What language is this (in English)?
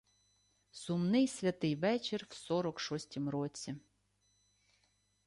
Ukrainian